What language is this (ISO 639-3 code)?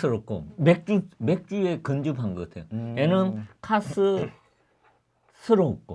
kor